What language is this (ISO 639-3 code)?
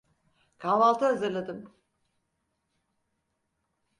tur